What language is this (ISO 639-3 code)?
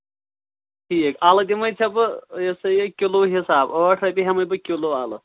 kas